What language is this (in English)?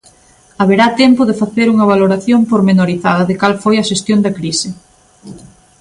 Galician